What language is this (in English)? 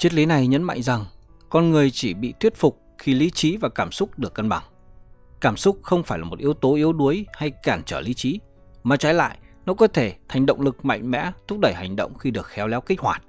Vietnamese